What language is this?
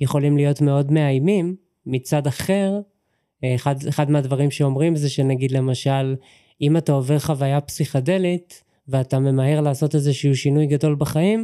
Hebrew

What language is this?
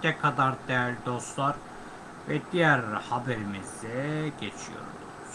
Turkish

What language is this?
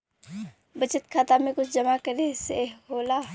Bhojpuri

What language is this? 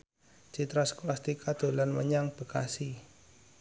Javanese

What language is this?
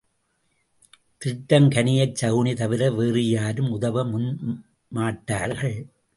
Tamil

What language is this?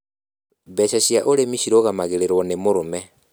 Kikuyu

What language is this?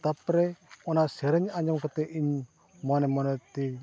Santali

